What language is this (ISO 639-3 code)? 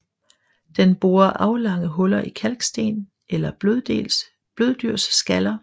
dan